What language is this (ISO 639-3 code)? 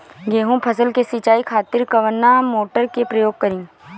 bho